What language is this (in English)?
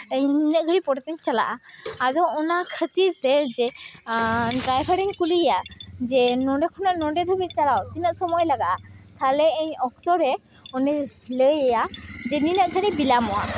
Santali